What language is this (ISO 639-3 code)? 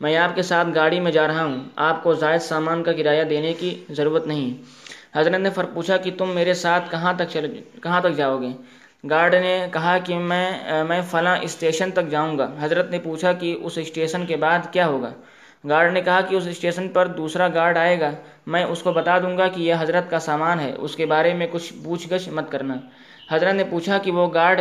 urd